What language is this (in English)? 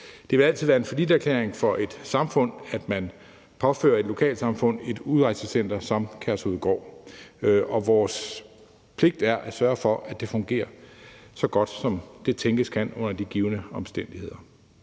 Danish